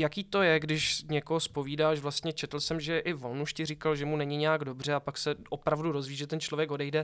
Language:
Czech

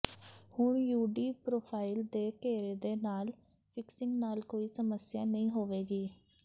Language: Punjabi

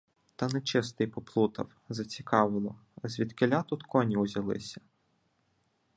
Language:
Ukrainian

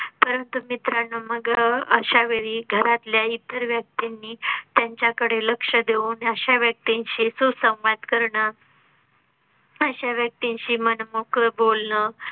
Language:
Marathi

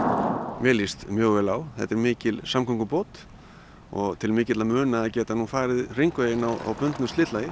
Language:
Icelandic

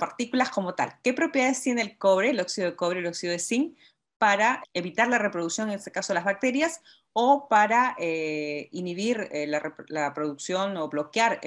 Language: Spanish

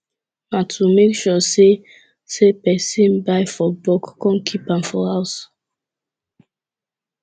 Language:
Nigerian Pidgin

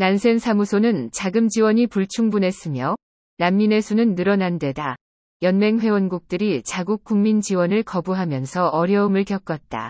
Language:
Korean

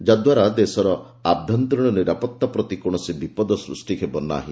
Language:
Odia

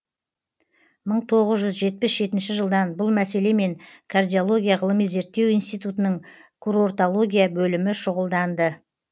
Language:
Kazakh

